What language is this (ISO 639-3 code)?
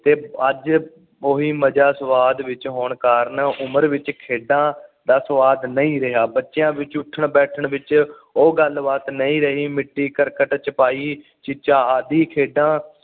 pan